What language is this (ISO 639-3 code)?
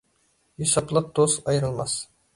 uig